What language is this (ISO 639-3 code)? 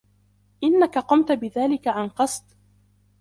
ara